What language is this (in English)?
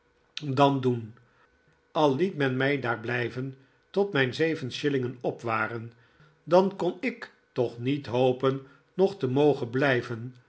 Dutch